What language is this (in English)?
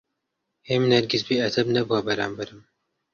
Central Kurdish